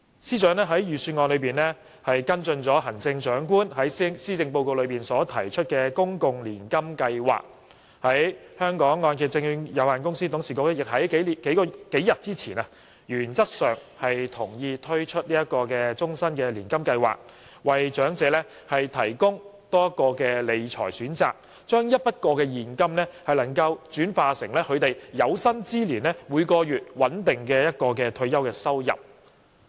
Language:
Cantonese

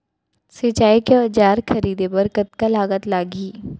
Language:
Chhattisgarhi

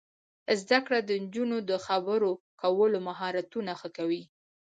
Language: Pashto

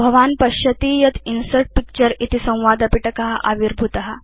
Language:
Sanskrit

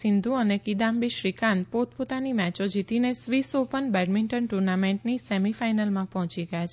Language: Gujarati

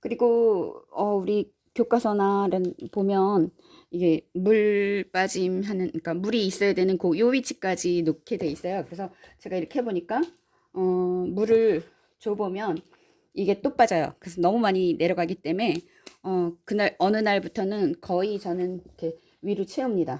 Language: Korean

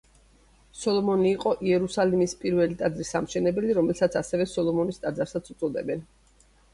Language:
Georgian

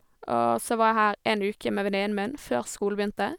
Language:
Norwegian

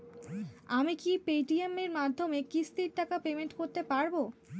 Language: Bangla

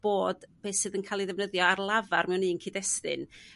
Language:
Welsh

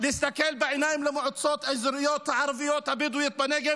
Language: Hebrew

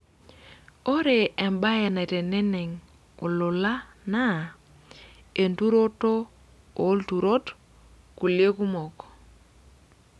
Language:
Masai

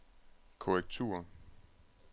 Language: Danish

